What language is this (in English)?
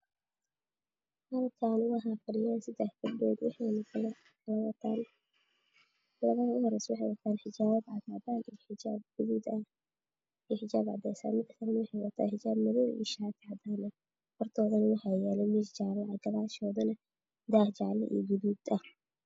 Somali